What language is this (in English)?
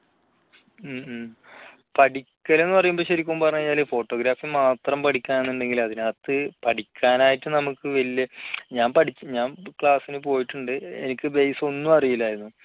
Malayalam